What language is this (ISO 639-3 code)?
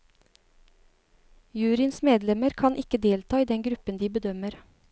nor